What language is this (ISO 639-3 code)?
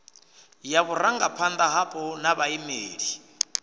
ven